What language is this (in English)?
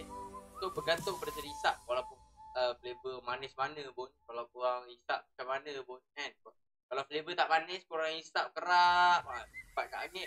Malay